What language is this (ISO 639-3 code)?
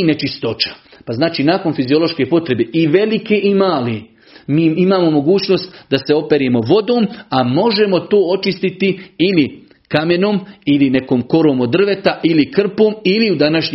hrv